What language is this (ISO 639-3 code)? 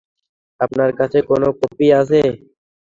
ben